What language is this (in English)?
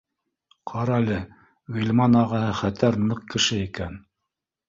Bashkir